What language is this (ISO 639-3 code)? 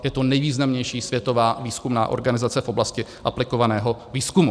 ces